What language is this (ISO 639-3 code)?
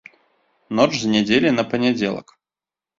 bel